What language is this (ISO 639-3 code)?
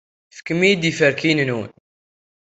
kab